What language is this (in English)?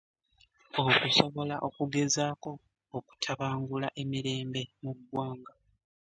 Ganda